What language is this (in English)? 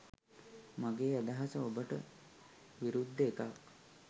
Sinhala